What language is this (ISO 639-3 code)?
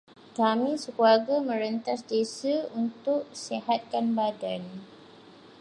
msa